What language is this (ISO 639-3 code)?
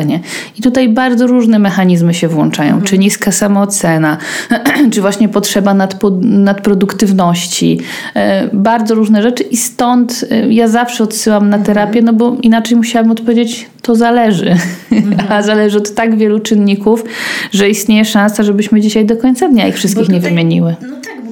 pol